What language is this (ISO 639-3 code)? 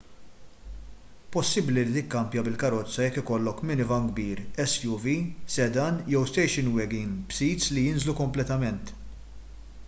mlt